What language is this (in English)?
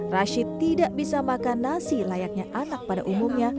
Indonesian